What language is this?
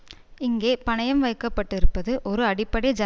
Tamil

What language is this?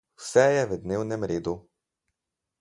Slovenian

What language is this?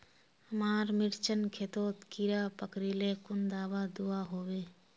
Magahi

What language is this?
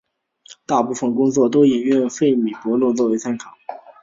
Chinese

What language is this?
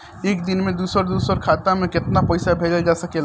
Bhojpuri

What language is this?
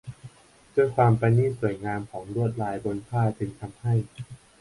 Thai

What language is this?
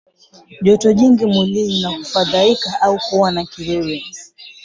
Swahili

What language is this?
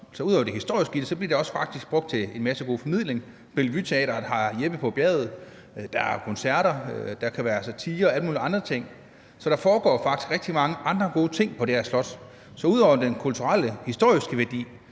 Danish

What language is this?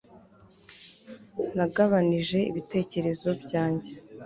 Kinyarwanda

